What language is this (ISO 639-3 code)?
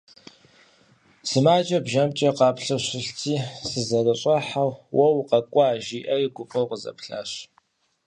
kbd